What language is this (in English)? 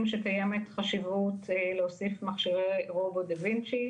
Hebrew